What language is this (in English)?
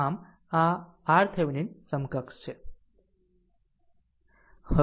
Gujarati